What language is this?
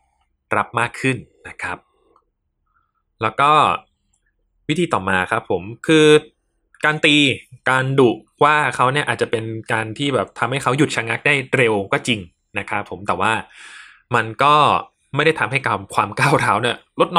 Thai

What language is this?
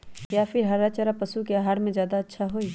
Magahi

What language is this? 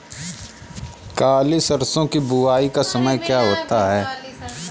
Hindi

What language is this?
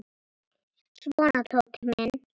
Icelandic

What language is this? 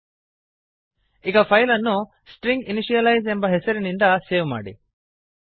Kannada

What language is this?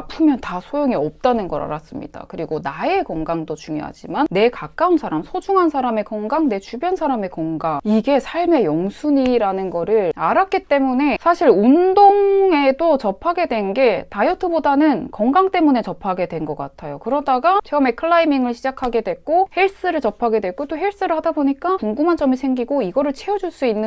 Korean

